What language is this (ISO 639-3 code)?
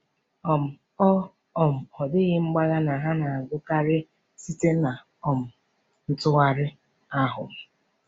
ibo